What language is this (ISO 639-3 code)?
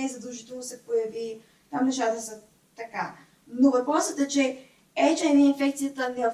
bul